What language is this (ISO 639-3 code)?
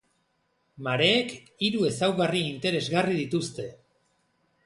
eus